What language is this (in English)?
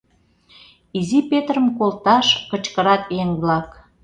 Mari